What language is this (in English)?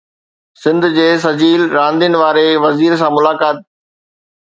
Sindhi